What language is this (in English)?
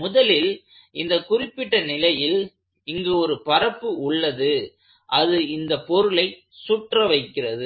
Tamil